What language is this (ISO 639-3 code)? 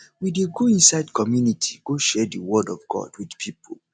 pcm